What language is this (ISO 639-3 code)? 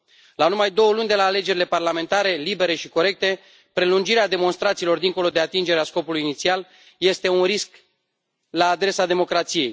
ron